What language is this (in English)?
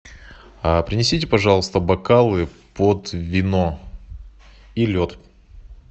Russian